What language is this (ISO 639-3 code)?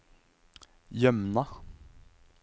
nor